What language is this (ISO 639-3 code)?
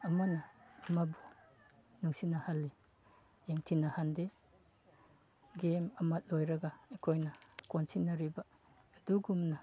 mni